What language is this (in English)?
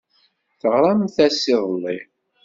Kabyle